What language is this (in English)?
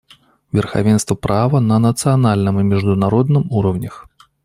Russian